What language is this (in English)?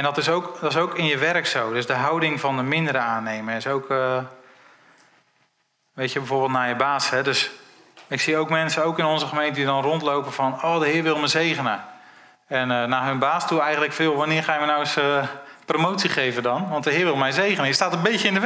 Dutch